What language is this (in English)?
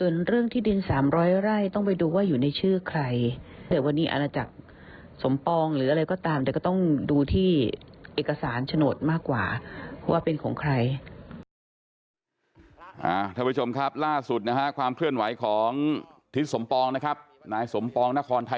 Thai